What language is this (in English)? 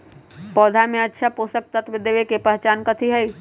Magahi